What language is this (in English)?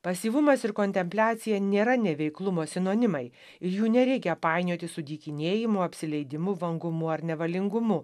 Lithuanian